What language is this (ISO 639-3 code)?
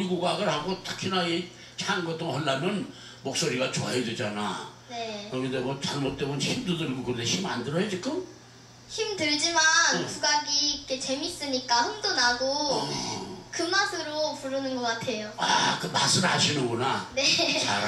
kor